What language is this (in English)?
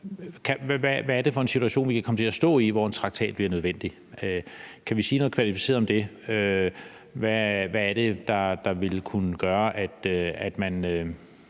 Danish